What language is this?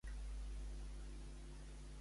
Catalan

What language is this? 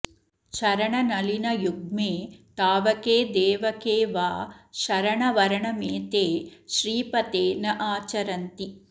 Sanskrit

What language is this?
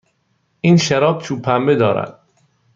Persian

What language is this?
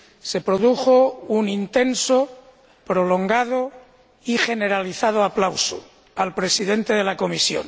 Spanish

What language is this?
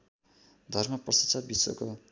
Nepali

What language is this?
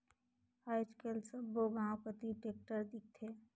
Chhattisgarhi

